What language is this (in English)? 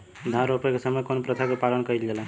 Bhojpuri